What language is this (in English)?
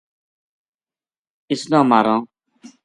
Gujari